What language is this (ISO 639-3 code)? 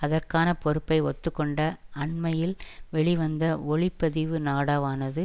tam